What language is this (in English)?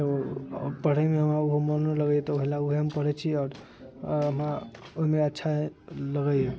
Maithili